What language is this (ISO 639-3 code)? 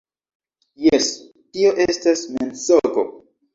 epo